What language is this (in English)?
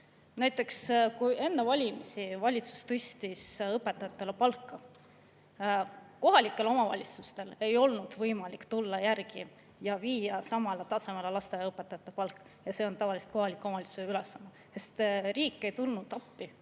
Estonian